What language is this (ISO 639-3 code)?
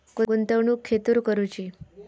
mar